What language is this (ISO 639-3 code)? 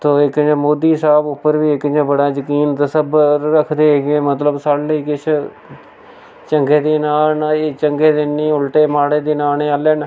doi